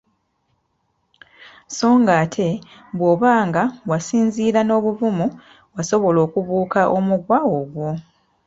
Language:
Ganda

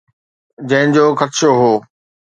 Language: Sindhi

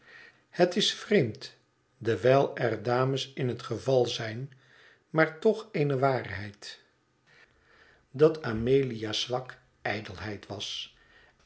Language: Dutch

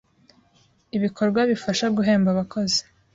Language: Kinyarwanda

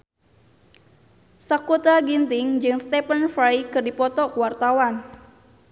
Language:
Sundanese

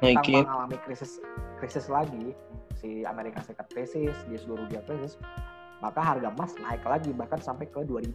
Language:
Indonesian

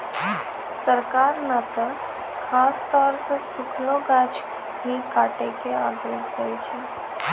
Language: Maithili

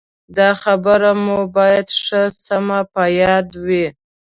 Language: Pashto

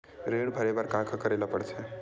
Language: Chhattisgarhi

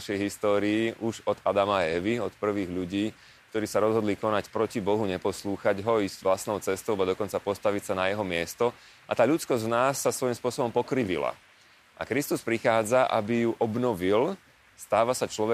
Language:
Slovak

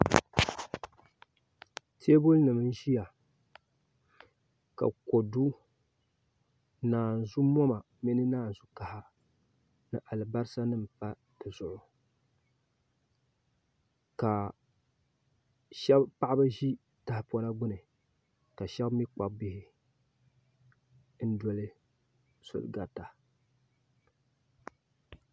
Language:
Dagbani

